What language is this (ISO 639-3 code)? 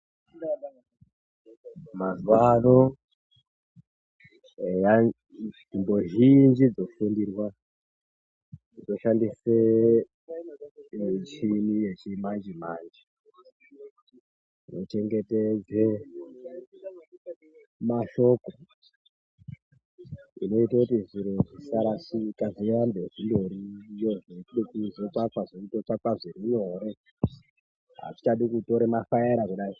ndc